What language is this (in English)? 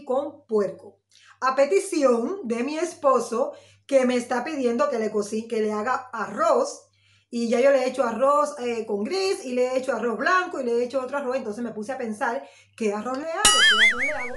Spanish